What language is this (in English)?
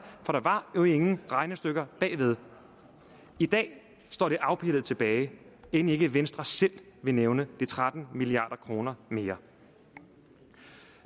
Danish